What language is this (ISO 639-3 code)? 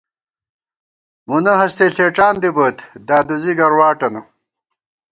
gwt